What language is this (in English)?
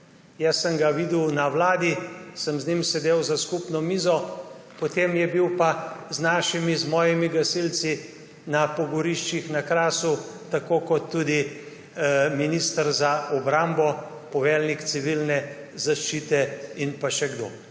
Slovenian